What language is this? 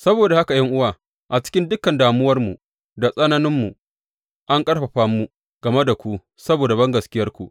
Hausa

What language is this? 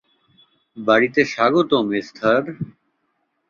Bangla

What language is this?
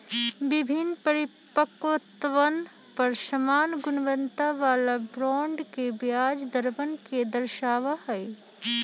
Magahi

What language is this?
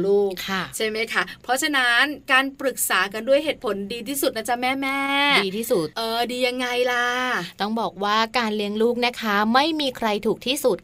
Thai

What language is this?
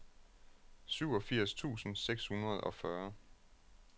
Danish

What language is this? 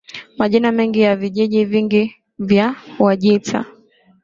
Swahili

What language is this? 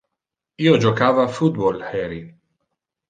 Interlingua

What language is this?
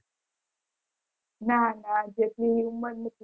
Gujarati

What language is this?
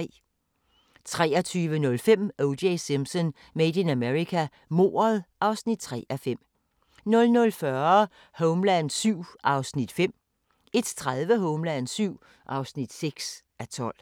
Danish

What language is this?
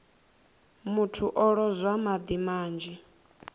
Venda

